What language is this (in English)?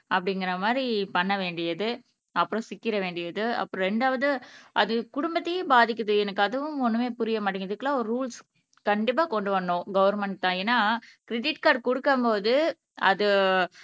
Tamil